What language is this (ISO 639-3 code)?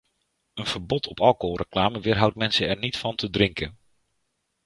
nld